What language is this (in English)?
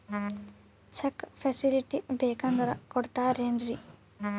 Kannada